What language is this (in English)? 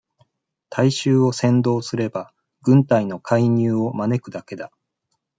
Japanese